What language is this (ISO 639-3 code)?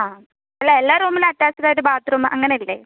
mal